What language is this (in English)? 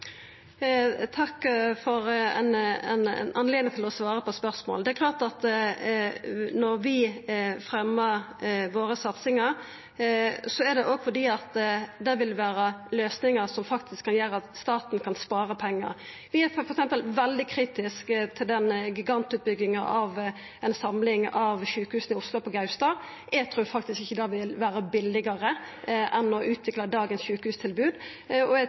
Norwegian